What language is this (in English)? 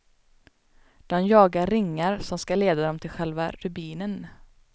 Swedish